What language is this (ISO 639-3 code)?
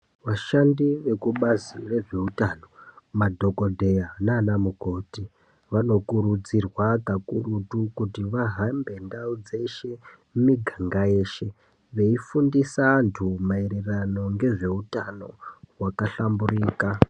ndc